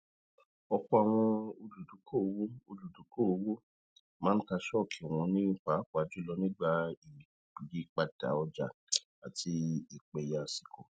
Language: Yoruba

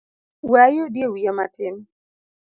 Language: Luo (Kenya and Tanzania)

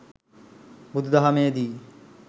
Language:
Sinhala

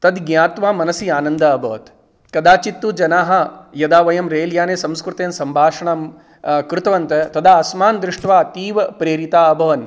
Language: Sanskrit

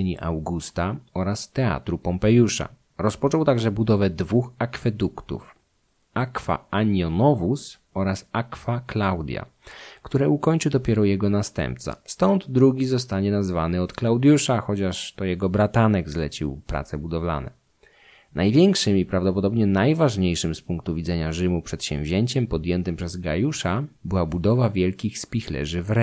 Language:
Polish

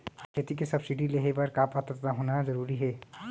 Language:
Chhattisgarhi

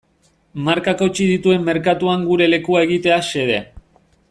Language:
Basque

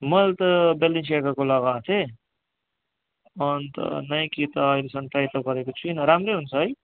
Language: Nepali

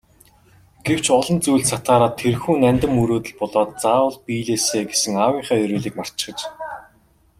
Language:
Mongolian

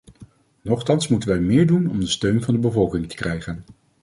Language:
Dutch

